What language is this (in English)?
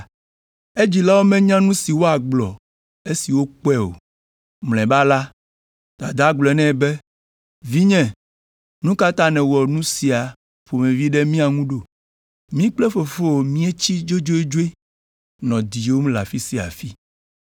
Ewe